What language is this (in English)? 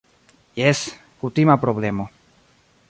Esperanto